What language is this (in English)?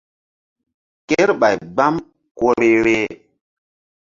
Mbum